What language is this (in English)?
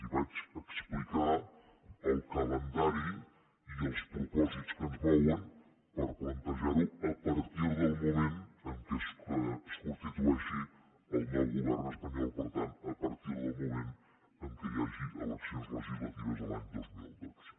Catalan